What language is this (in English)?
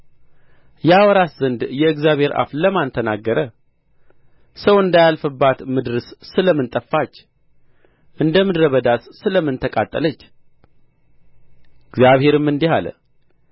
Amharic